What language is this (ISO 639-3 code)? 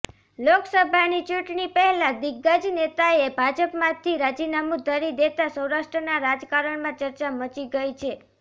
guj